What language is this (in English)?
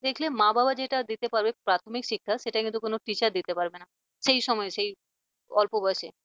Bangla